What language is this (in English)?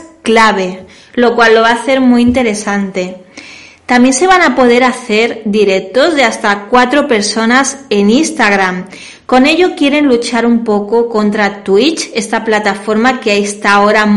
Spanish